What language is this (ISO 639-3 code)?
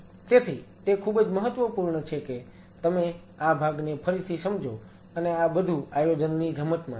guj